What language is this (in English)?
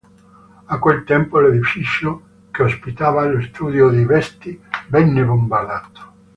Italian